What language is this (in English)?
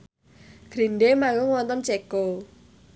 Javanese